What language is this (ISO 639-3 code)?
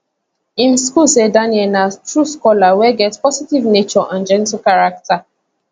pcm